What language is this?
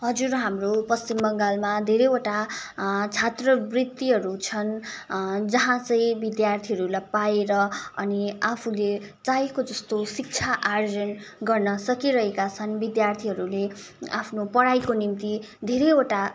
Nepali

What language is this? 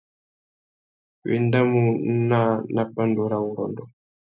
Tuki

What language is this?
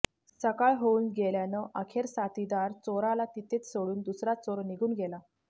Marathi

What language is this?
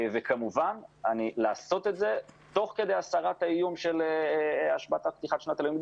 Hebrew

